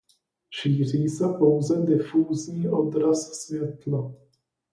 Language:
Czech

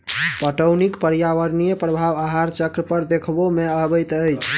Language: Maithili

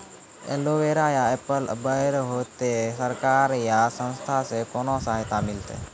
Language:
Maithili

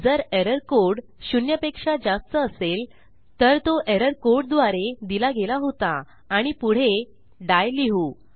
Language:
Marathi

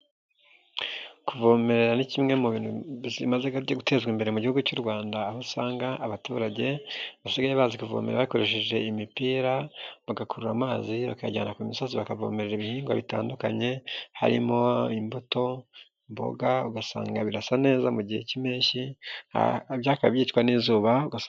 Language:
Kinyarwanda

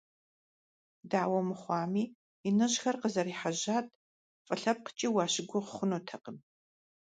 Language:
Kabardian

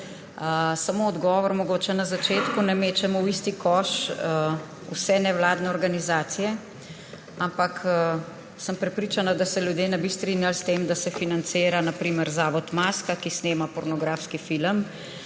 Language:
Slovenian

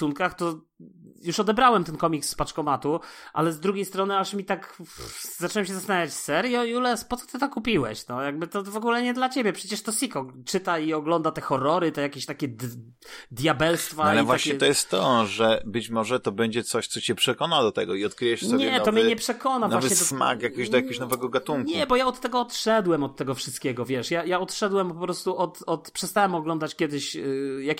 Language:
Polish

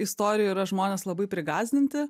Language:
Lithuanian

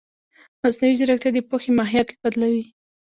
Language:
Pashto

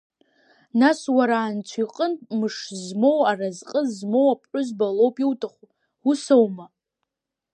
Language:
Abkhazian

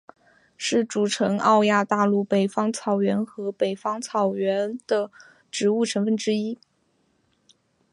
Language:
Chinese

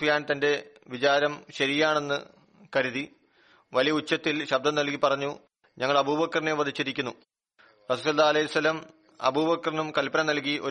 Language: Malayalam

